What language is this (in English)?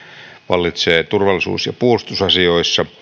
Finnish